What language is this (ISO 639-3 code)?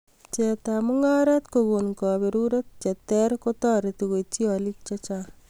kln